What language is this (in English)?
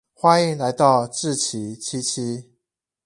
Chinese